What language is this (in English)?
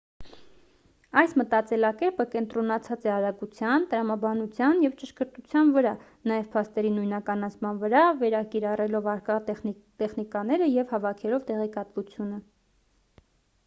Armenian